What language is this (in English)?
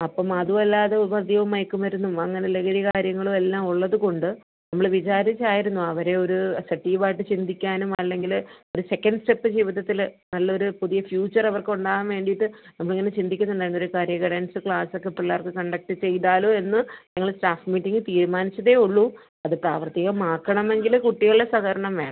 Malayalam